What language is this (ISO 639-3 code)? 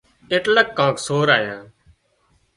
kxp